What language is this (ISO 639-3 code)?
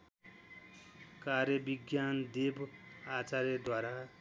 nep